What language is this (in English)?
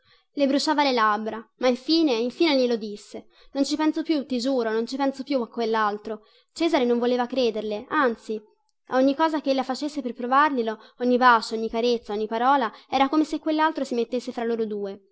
Italian